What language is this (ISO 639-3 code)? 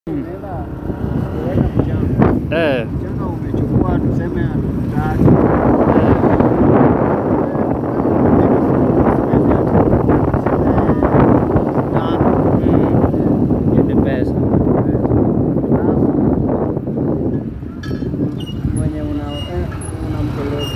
tha